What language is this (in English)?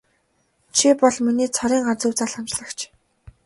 Mongolian